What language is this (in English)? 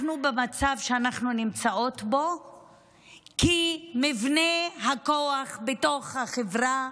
Hebrew